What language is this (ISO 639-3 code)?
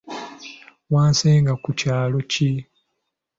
lug